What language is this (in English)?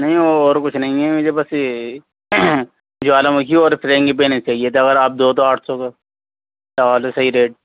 Urdu